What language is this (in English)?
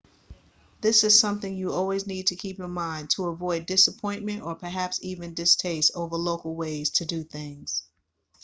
English